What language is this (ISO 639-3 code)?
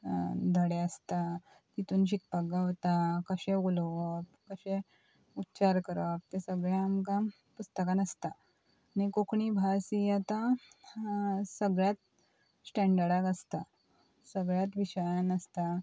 kok